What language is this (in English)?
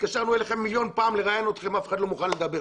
Hebrew